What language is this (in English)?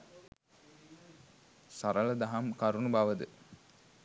Sinhala